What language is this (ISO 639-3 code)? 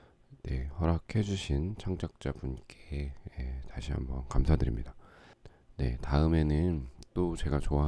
kor